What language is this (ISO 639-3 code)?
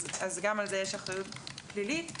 heb